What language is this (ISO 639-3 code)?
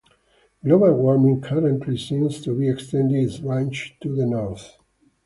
eng